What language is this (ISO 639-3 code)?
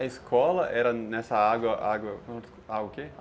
por